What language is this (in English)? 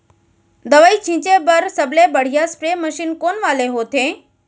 Chhattisgarhi